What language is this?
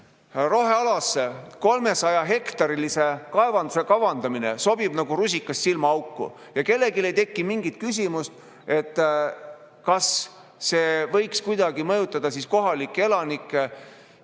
Estonian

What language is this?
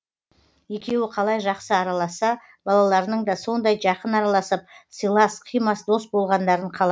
Kazakh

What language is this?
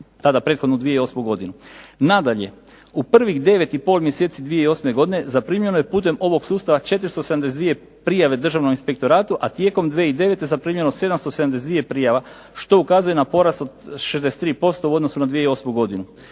Croatian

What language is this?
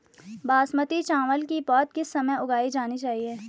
Hindi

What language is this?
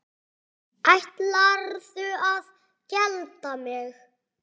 Icelandic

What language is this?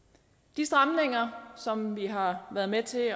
Danish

